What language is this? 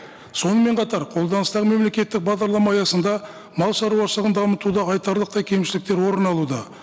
Kazakh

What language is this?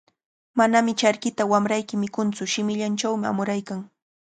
Cajatambo North Lima Quechua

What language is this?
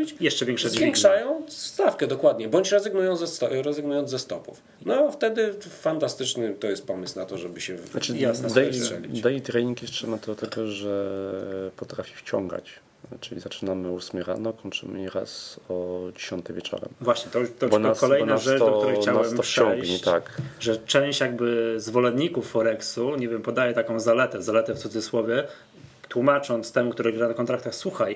Polish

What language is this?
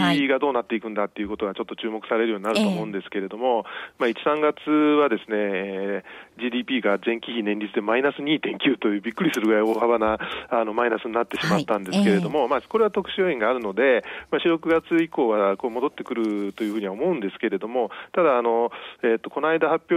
Japanese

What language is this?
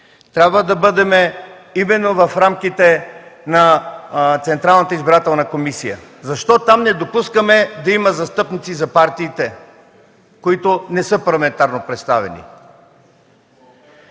Bulgarian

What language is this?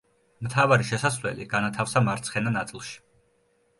Georgian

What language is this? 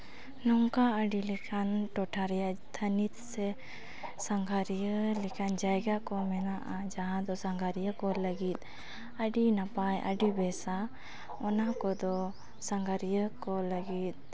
Santali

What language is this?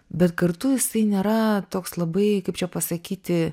Lithuanian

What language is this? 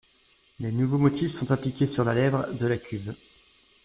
French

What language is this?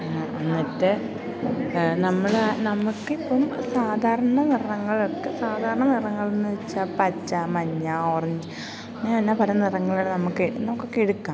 Malayalam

